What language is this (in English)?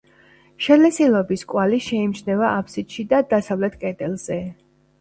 Georgian